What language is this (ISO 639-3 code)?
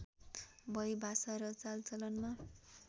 nep